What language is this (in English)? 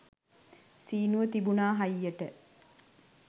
Sinhala